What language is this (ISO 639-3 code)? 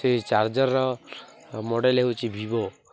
ori